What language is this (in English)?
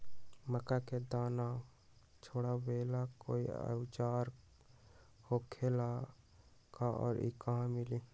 Magahi